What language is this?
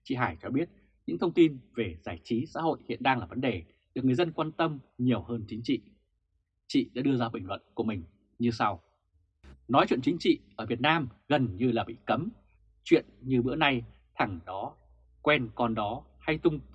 Vietnamese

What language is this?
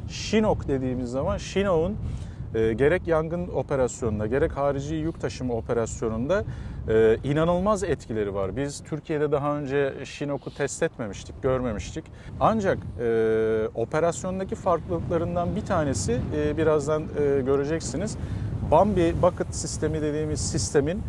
Turkish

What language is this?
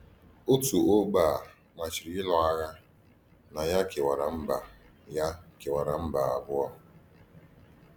Igbo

